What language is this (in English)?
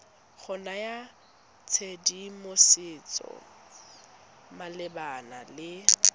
Tswana